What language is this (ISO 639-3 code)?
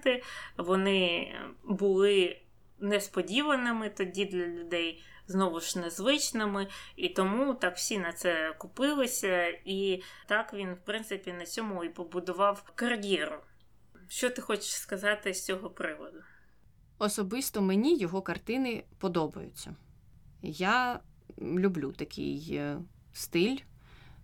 ukr